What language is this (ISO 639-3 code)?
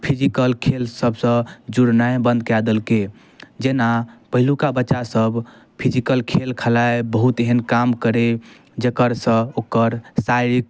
mai